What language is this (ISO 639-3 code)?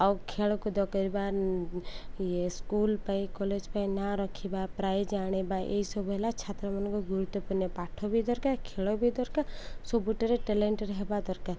ori